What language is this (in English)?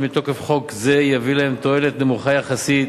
Hebrew